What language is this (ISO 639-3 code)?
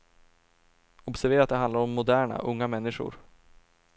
swe